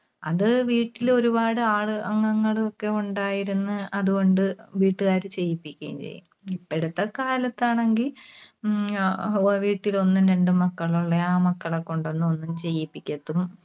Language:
Malayalam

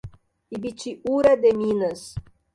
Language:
Portuguese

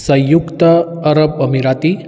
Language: Konkani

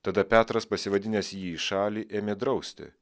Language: Lithuanian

